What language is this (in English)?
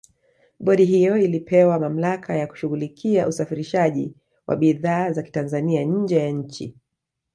Swahili